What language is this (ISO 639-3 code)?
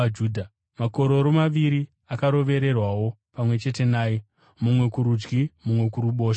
sna